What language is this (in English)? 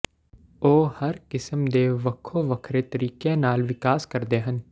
Punjabi